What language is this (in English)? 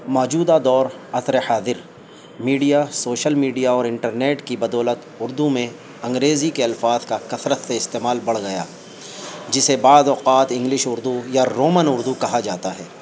Urdu